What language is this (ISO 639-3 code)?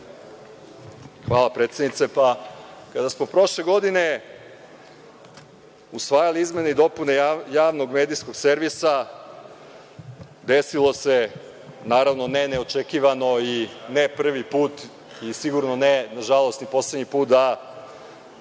srp